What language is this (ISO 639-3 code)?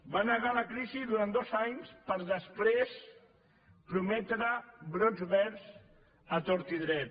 cat